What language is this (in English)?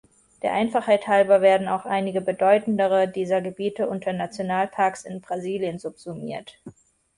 German